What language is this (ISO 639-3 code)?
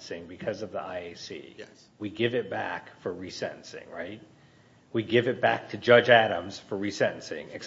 eng